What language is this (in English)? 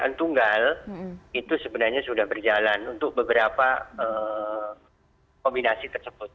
Indonesian